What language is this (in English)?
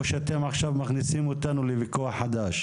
Hebrew